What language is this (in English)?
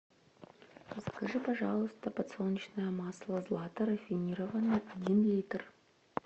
Russian